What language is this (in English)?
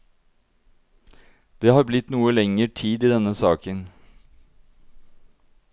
Norwegian